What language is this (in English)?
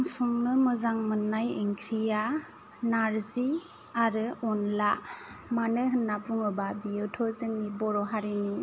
Bodo